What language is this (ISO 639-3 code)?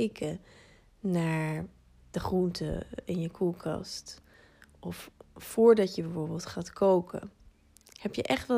nld